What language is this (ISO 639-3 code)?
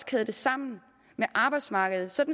dan